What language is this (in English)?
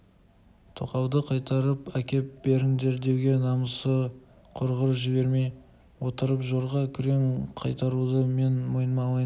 Kazakh